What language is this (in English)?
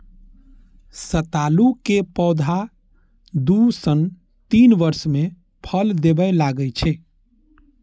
Maithili